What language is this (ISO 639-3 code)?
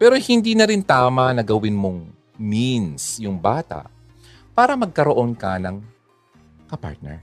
fil